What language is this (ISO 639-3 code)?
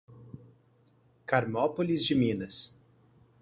por